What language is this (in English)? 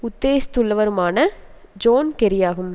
Tamil